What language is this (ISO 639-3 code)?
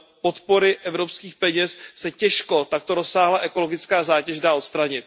ces